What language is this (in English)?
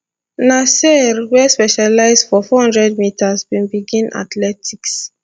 Nigerian Pidgin